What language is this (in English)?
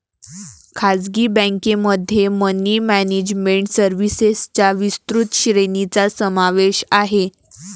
Marathi